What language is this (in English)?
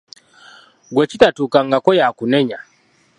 Ganda